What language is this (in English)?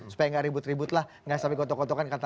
Indonesian